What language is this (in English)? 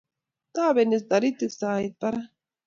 Kalenjin